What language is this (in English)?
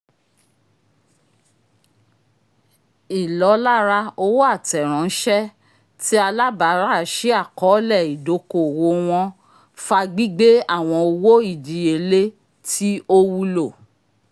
Yoruba